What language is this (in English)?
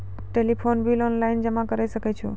Maithili